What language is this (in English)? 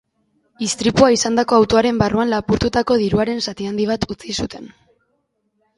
Basque